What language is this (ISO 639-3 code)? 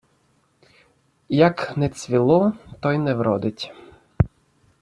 ukr